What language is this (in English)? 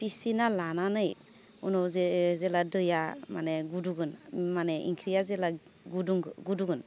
Bodo